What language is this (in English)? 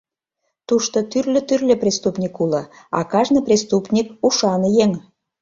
Mari